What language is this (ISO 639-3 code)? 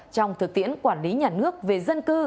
vie